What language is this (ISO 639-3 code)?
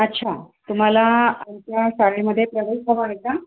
mar